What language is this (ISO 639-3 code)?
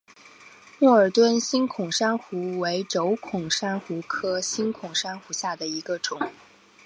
zho